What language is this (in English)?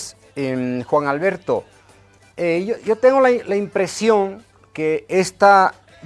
Spanish